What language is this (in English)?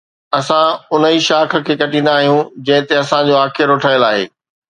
Sindhi